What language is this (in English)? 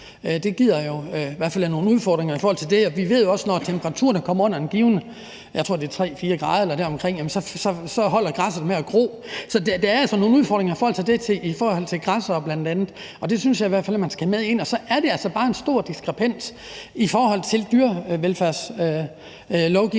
Danish